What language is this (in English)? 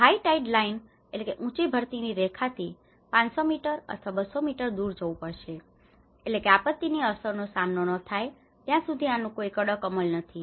Gujarati